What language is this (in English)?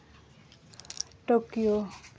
Santali